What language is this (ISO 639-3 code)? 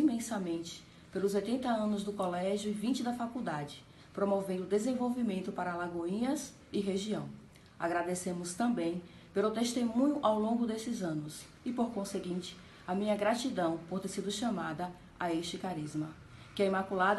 por